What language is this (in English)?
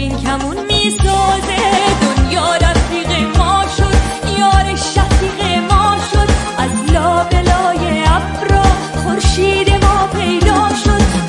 Persian